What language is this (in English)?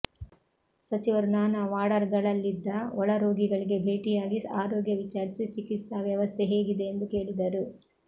Kannada